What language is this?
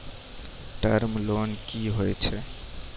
Maithili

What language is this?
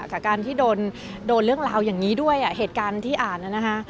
Thai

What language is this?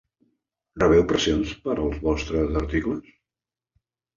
Catalan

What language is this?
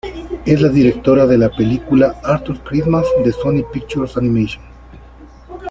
Spanish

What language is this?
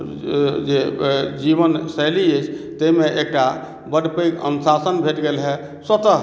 Maithili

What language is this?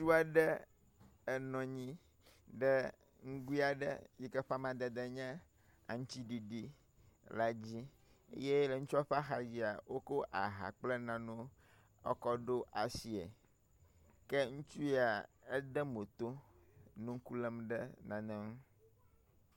Ewe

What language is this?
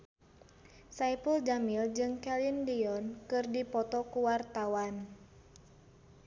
Sundanese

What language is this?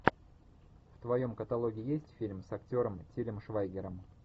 Russian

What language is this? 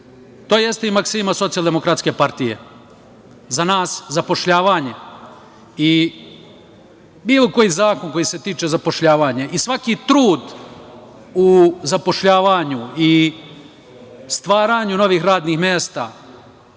Serbian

